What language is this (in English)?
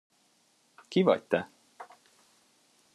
Hungarian